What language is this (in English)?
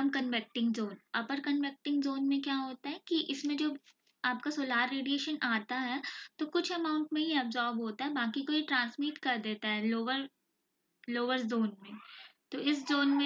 Hindi